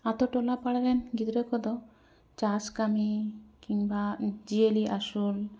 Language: Santali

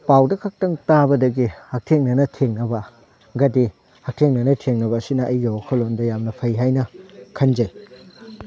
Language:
Manipuri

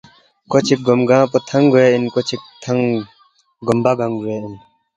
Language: Balti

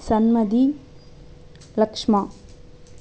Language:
Tamil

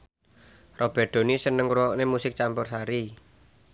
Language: Javanese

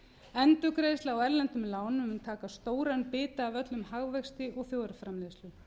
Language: Icelandic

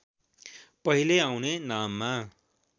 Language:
Nepali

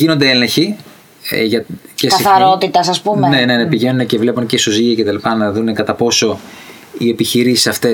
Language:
Greek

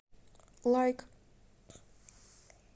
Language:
Russian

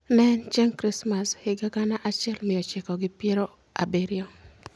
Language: Luo (Kenya and Tanzania)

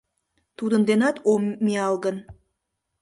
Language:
Mari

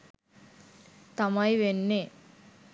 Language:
Sinhala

